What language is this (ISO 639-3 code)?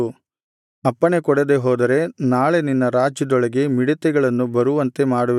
kan